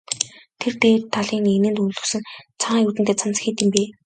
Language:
Mongolian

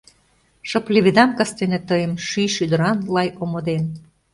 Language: Mari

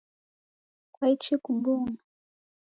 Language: Taita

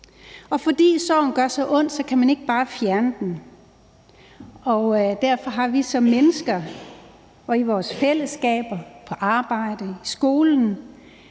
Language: Danish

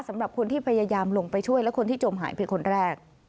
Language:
Thai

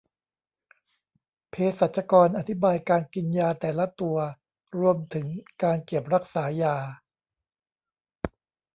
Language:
Thai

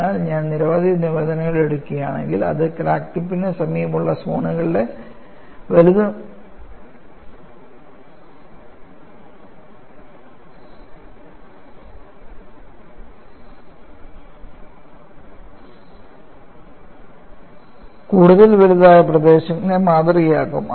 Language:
Malayalam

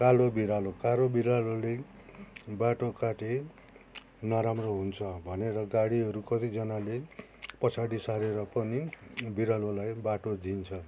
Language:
Nepali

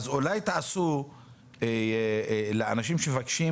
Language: Hebrew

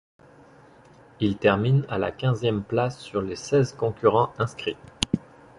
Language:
French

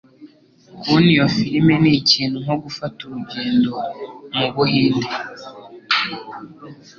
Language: Kinyarwanda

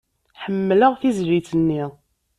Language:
Kabyle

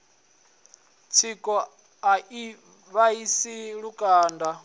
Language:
Venda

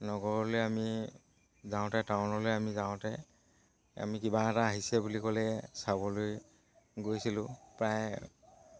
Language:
Assamese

